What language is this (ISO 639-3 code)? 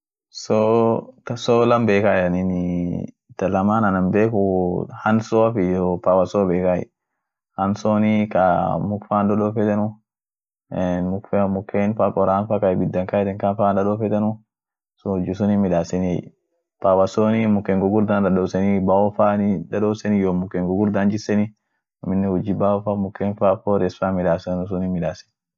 orc